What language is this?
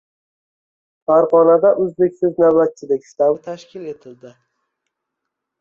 Uzbek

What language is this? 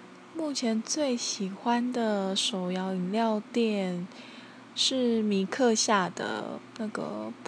Chinese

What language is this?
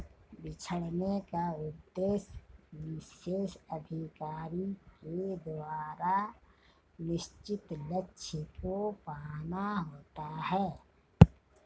Hindi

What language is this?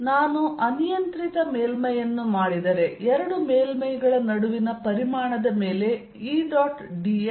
Kannada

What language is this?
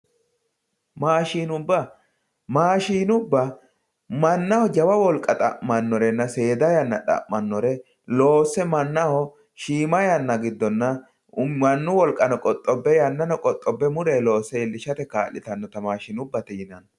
Sidamo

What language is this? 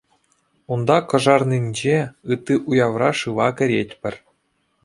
Chuvash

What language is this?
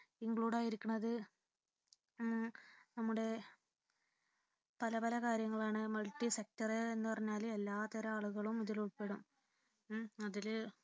Malayalam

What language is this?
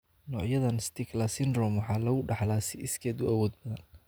Somali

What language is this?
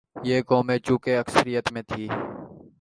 Urdu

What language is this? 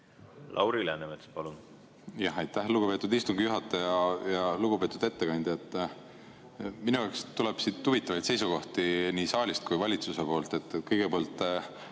Estonian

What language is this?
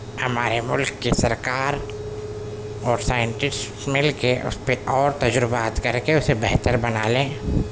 Urdu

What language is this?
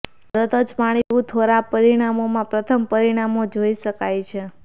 Gujarati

